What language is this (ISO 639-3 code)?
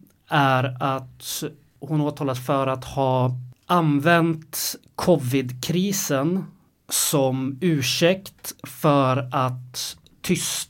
swe